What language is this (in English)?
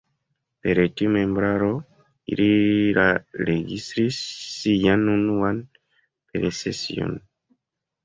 Esperanto